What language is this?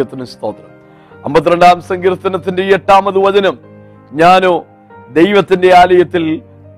Malayalam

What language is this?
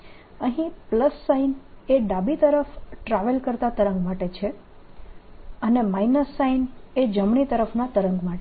Gujarati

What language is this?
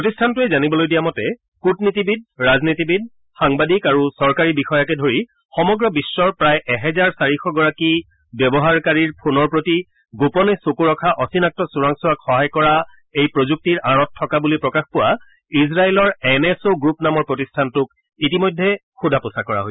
Assamese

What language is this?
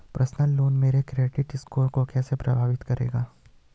Hindi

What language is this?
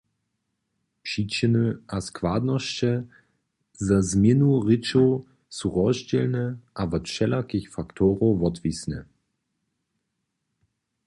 Upper Sorbian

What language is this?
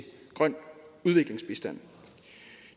Danish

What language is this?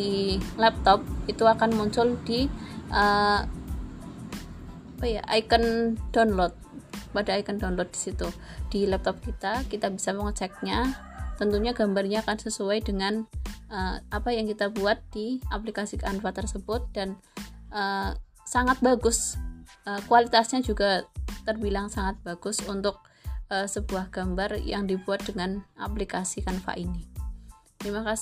Indonesian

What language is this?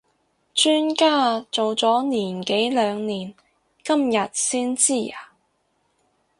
Cantonese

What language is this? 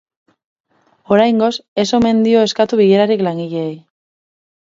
Basque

